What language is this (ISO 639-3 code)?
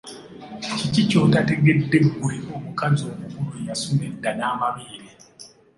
lug